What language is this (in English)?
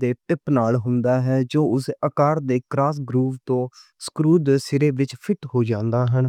Western Panjabi